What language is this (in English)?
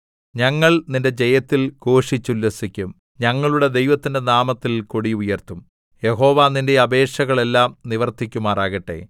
Malayalam